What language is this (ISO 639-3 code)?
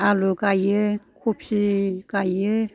brx